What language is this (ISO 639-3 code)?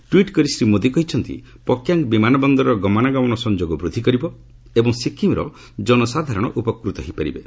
ori